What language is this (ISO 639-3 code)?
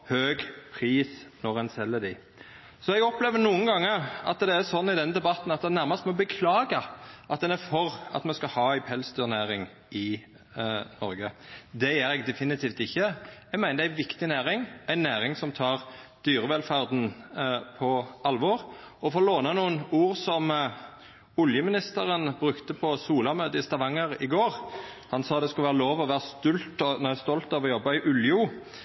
nno